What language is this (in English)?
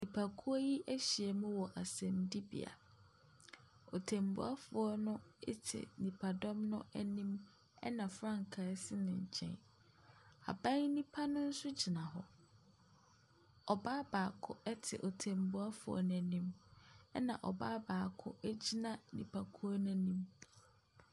Akan